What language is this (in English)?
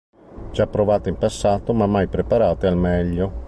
Italian